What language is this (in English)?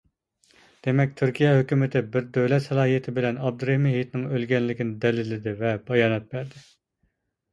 Uyghur